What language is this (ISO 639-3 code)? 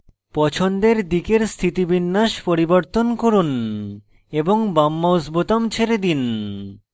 ben